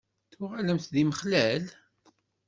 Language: Kabyle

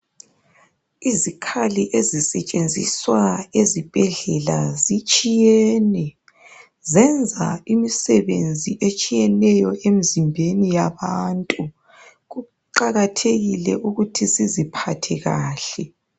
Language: North Ndebele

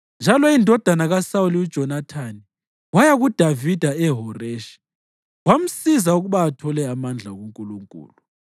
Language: North Ndebele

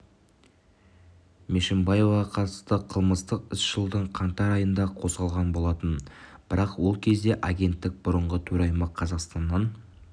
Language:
Kazakh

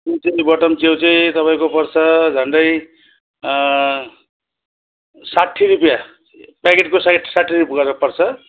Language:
Nepali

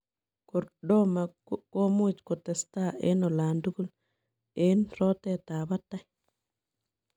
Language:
Kalenjin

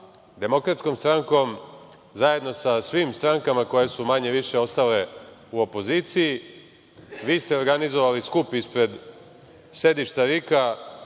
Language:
Serbian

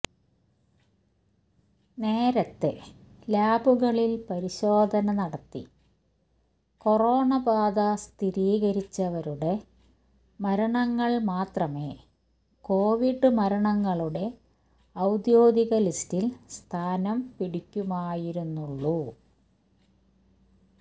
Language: Malayalam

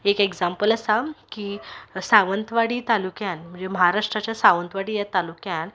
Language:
Konkani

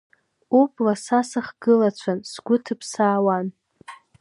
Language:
Abkhazian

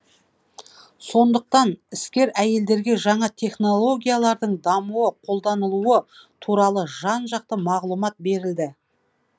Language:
Kazakh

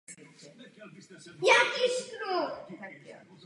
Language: Czech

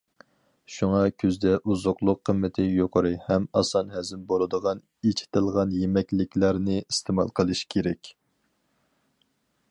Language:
Uyghur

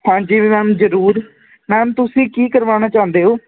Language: Punjabi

